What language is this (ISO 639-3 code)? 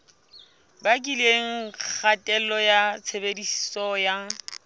sot